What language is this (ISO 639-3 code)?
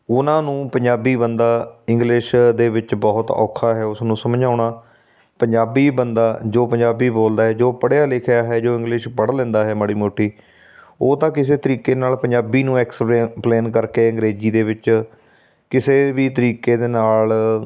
pan